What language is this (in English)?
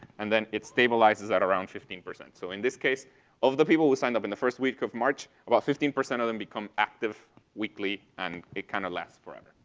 English